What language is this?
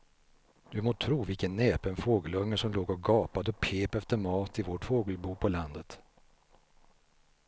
Swedish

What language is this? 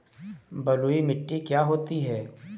Hindi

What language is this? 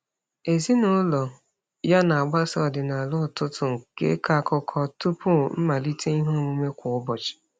Igbo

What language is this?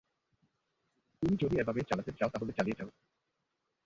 Bangla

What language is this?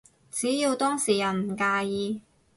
Cantonese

